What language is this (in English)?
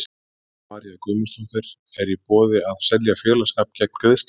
Icelandic